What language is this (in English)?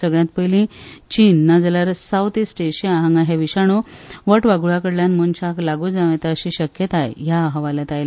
Konkani